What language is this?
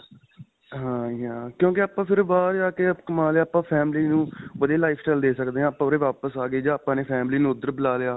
Punjabi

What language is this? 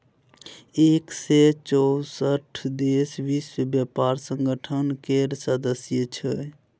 Maithili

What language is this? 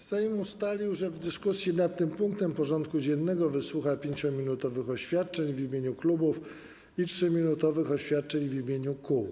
Polish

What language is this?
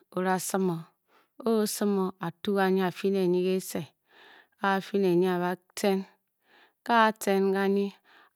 Bokyi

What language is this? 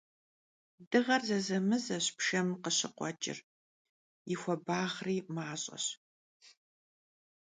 Kabardian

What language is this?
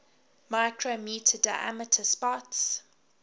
English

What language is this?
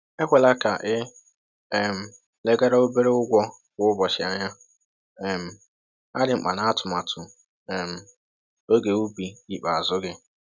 Igbo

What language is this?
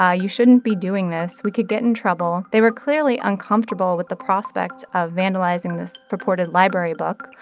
English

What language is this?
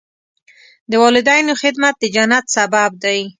Pashto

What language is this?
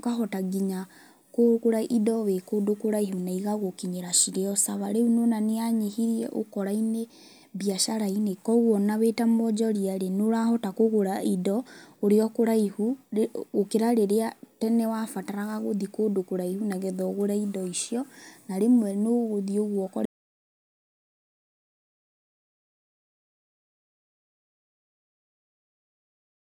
Kikuyu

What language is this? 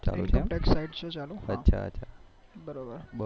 Gujarati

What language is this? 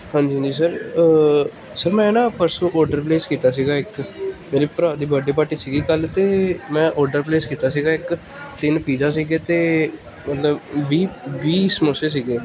Punjabi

